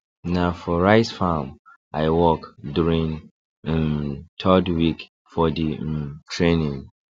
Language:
Nigerian Pidgin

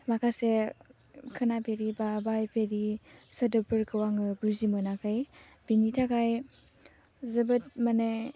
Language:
Bodo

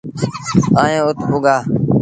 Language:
Sindhi Bhil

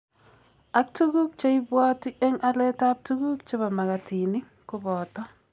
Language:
Kalenjin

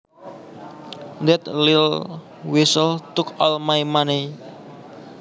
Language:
Javanese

